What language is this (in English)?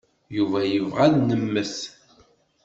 Kabyle